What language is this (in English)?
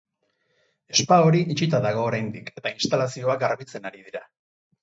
Basque